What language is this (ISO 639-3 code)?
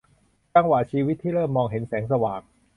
tha